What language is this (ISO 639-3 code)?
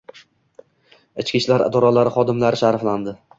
uzb